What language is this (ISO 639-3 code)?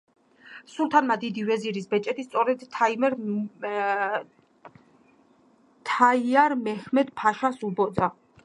kat